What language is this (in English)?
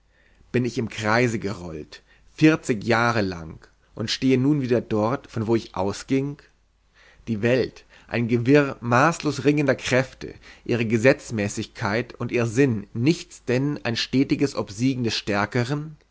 German